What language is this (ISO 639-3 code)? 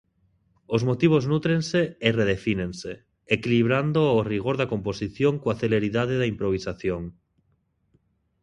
glg